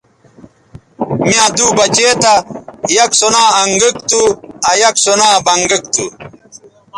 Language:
Bateri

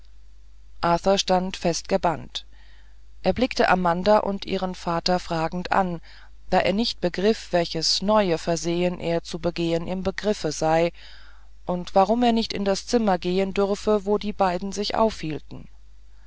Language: German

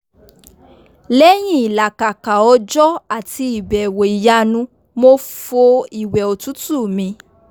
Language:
Yoruba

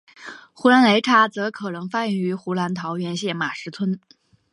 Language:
Chinese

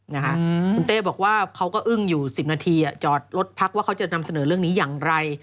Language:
Thai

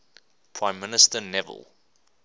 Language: English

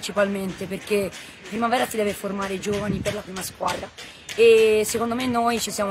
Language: Italian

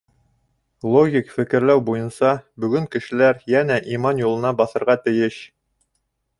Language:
Bashkir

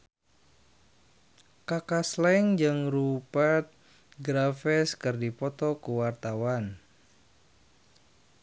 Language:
Sundanese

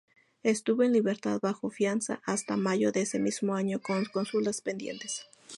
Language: Spanish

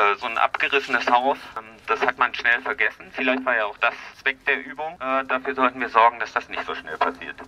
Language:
German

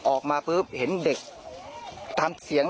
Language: Thai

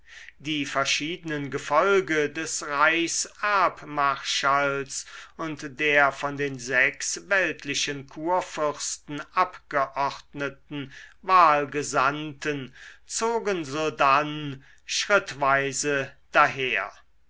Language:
German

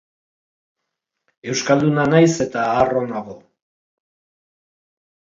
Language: Basque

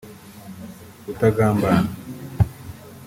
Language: Kinyarwanda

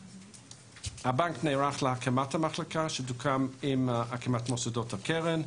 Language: Hebrew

